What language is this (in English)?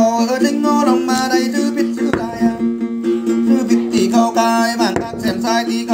Thai